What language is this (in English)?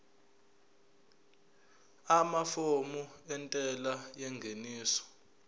Zulu